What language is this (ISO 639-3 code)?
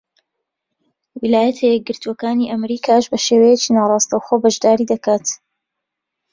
ckb